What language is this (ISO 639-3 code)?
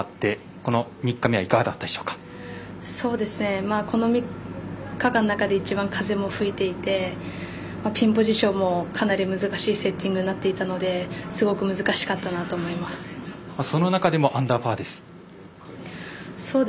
jpn